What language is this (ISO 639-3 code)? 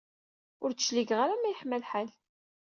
kab